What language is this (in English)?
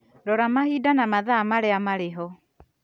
Kikuyu